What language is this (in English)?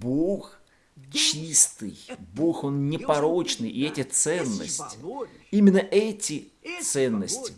Russian